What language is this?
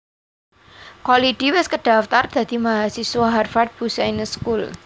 Javanese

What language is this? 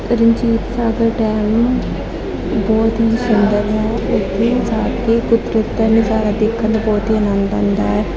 Punjabi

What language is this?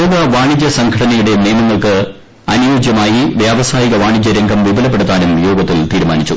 Malayalam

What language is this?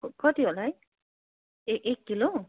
Nepali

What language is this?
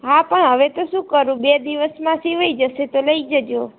Gujarati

